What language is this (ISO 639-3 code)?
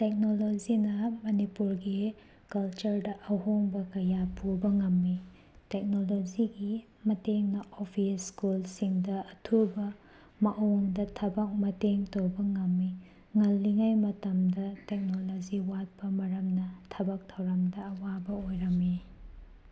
mni